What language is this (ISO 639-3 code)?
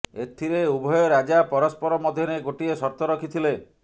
ori